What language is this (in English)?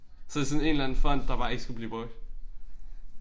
Danish